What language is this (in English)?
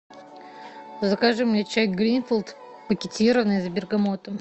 Russian